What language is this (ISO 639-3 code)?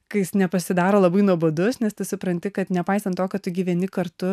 lit